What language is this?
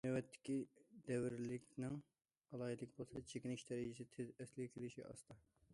Uyghur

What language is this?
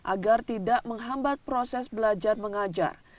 Indonesian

